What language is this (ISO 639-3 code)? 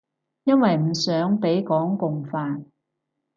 yue